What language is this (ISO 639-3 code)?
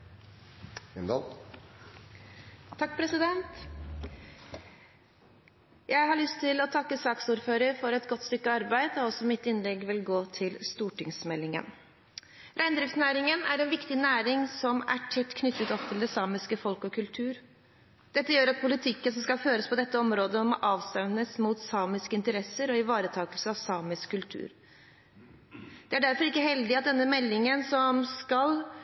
nob